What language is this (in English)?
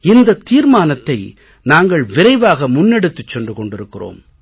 Tamil